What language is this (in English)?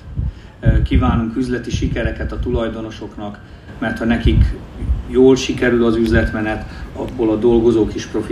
Hungarian